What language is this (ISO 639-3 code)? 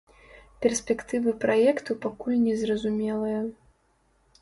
bel